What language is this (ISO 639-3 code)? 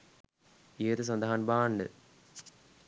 sin